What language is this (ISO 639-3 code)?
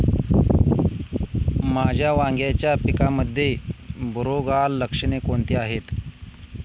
mar